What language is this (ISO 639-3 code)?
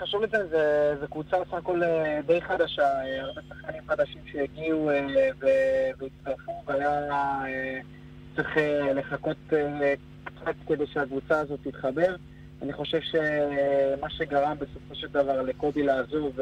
heb